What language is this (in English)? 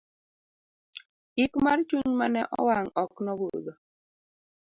Luo (Kenya and Tanzania)